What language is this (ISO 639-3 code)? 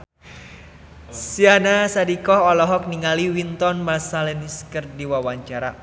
sun